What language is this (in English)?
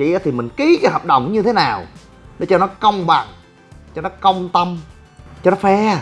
Vietnamese